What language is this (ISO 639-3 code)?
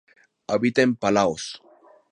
spa